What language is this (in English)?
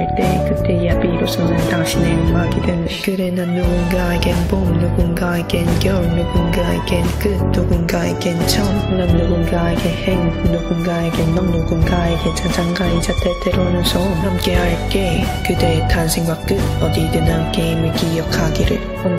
Vietnamese